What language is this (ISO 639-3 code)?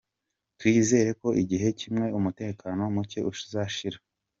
kin